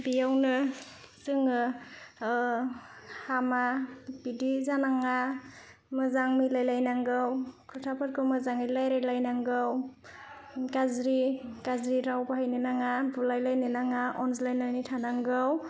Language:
Bodo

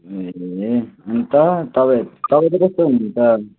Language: Nepali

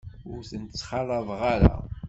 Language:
Kabyle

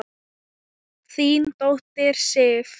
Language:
Icelandic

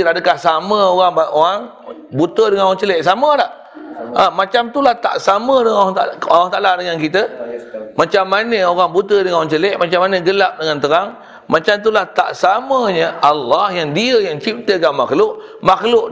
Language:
Malay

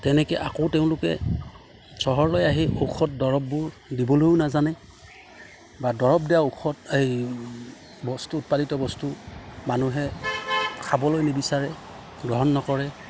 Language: Assamese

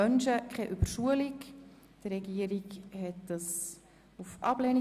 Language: Swiss German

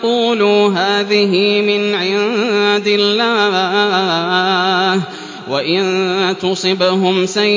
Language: Arabic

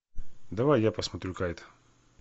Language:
Russian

